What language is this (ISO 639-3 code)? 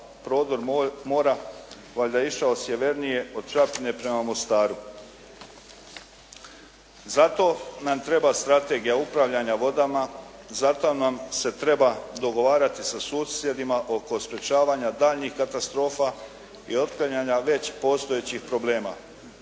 hrv